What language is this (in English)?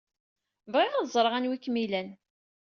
Kabyle